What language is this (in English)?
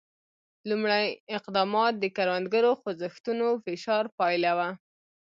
Pashto